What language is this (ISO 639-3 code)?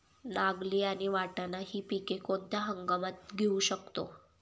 mar